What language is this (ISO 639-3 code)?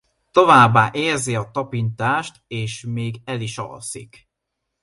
hun